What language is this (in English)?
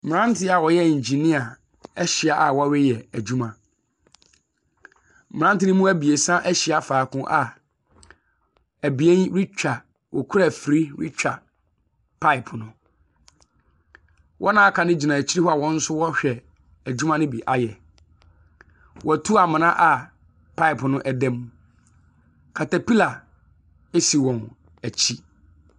Akan